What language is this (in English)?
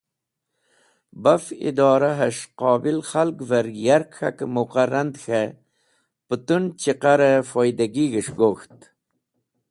Wakhi